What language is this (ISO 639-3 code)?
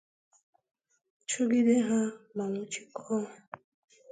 ibo